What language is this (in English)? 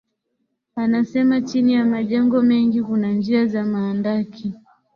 Swahili